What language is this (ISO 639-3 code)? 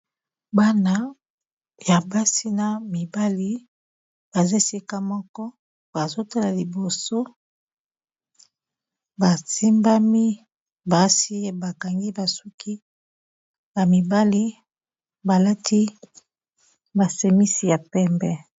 lin